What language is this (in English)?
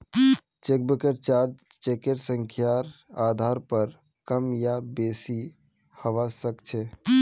Magahi